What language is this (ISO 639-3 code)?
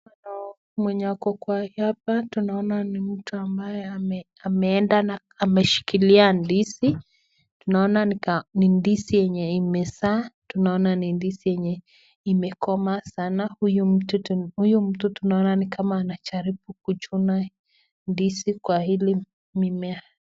swa